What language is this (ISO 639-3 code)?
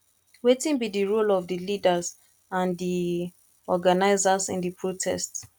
pcm